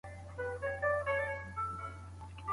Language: Pashto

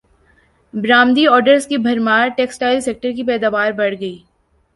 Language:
Urdu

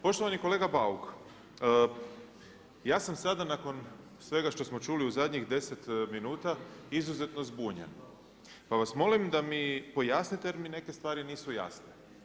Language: Croatian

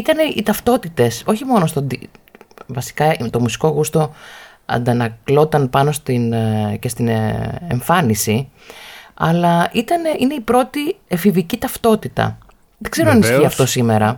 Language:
Greek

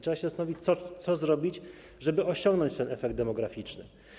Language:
Polish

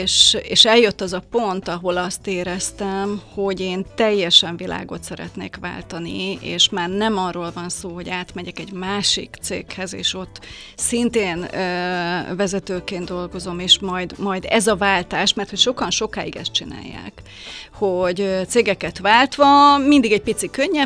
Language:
Hungarian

